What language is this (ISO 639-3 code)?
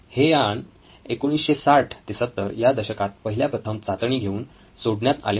mar